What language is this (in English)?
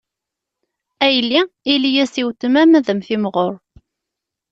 Kabyle